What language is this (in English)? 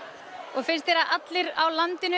Icelandic